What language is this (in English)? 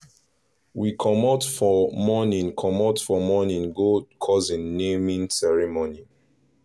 Nigerian Pidgin